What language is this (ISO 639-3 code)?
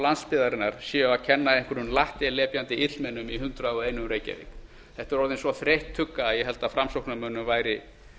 isl